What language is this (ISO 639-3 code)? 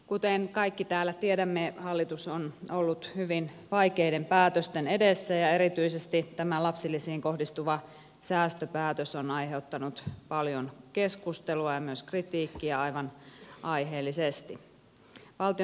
fin